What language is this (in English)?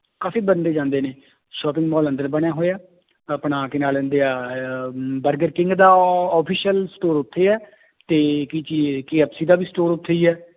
Punjabi